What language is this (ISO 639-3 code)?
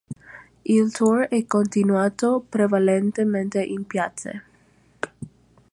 ita